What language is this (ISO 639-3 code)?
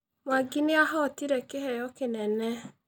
kik